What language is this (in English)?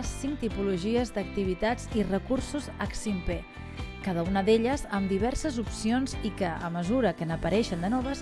Catalan